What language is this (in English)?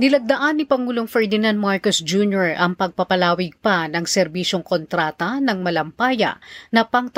Filipino